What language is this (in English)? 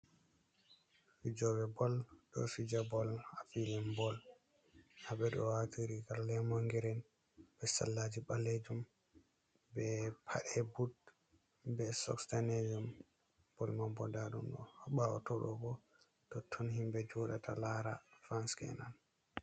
Fula